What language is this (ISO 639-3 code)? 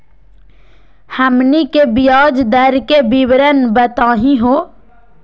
mag